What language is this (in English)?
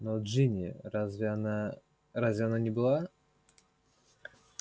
Russian